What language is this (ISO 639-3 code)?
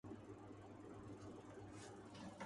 urd